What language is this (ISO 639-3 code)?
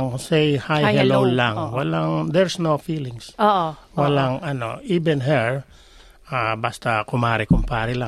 fil